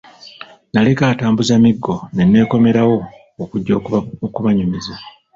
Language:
Ganda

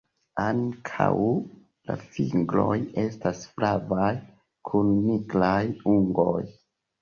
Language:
Esperanto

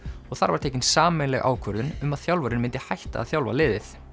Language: Icelandic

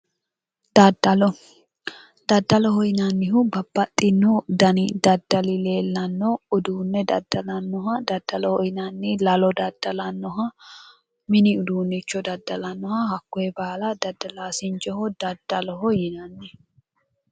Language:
Sidamo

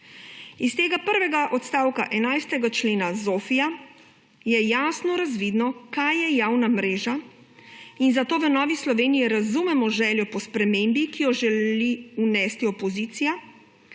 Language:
Slovenian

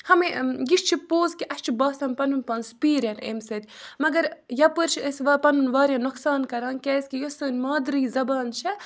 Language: Kashmiri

